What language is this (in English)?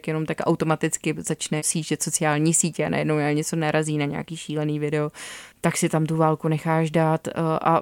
Czech